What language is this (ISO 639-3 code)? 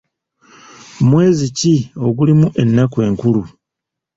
lug